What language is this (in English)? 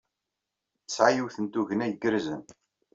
Kabyle